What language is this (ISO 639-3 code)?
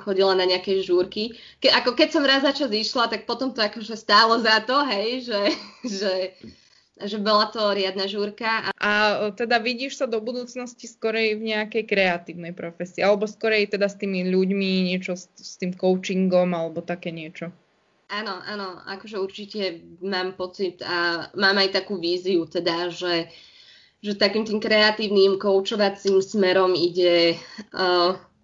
slk